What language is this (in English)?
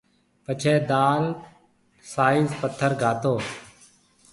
Marwari (Pakistan)